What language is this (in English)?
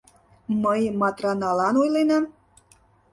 Mari